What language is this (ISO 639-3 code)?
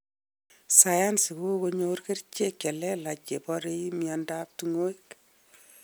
kln